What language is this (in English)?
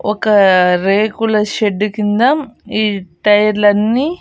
Telugu